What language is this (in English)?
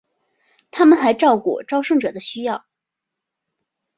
Chinese